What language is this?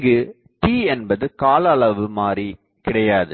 Tamil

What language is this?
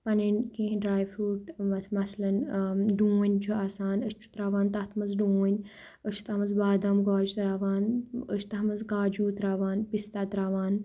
Kashmiri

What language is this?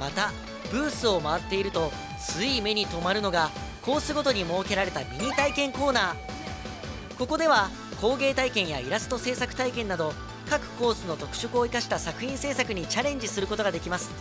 Japanese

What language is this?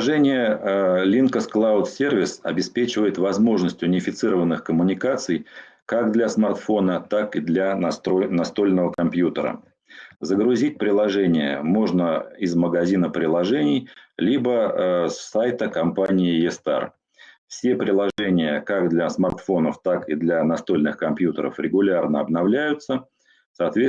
Russian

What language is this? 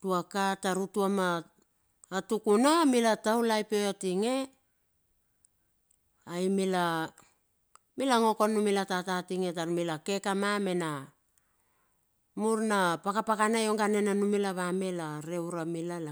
Bilur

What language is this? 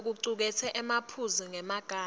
Swati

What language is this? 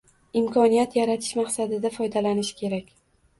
Uzbek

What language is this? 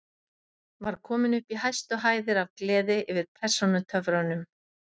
Icelandic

